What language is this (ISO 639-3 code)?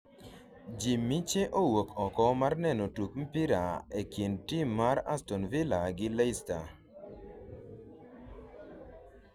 luo